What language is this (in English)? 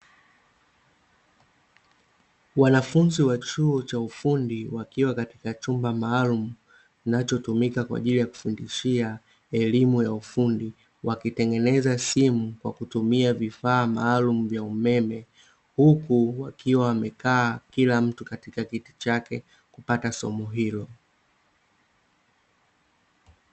Swahili